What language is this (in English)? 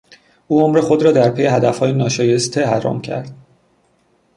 Persian